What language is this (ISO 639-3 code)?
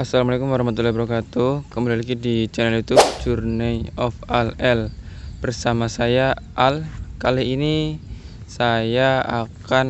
ind